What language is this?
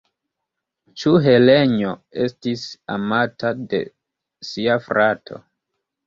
Esperanto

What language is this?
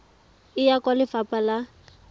Tswana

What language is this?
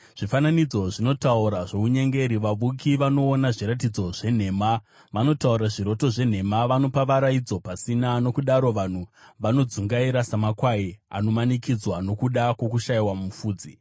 Shona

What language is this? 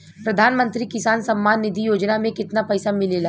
Bhojpuri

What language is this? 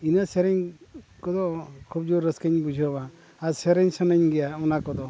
Santali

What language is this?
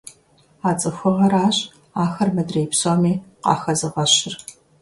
Kabardian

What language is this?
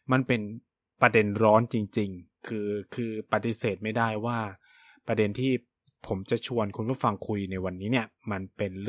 Thai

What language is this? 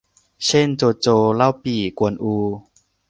Thai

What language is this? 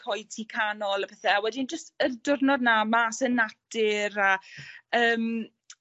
Welsh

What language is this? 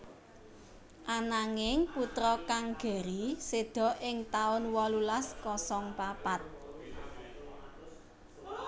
Javanese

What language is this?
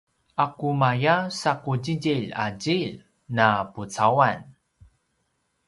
Paiwan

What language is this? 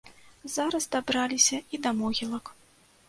Belarusian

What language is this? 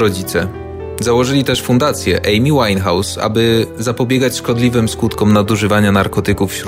Polish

